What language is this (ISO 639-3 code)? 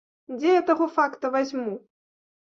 bel